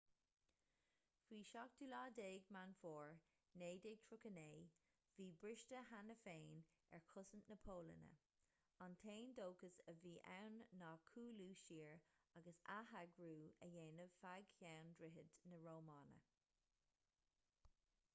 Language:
Irish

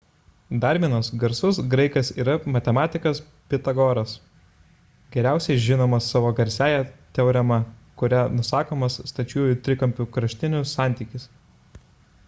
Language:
Lithuanian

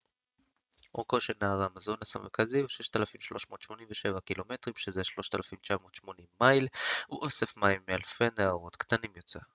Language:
Hebrew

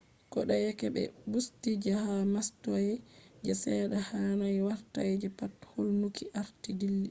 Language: Fula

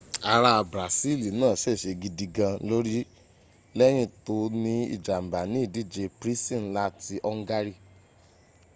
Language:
Yoruba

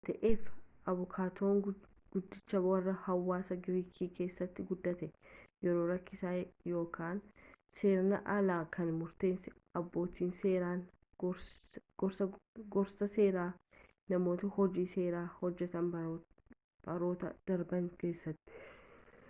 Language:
Oromo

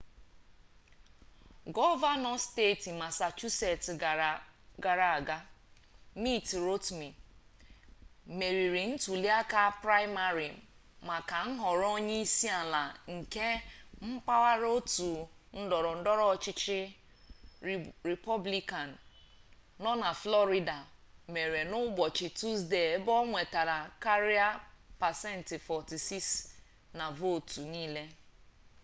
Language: Igbo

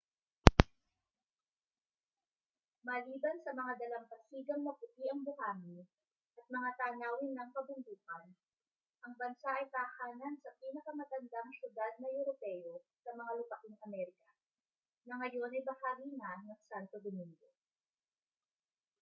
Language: Filipino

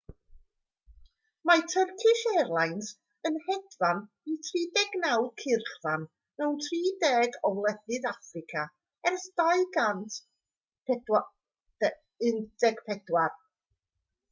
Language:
Welsh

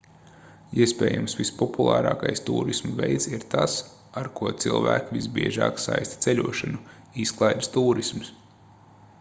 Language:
Latvian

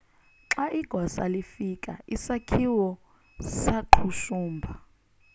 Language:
Xhosa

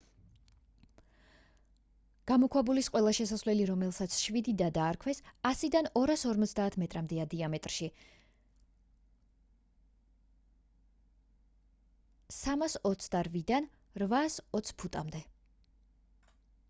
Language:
Georgian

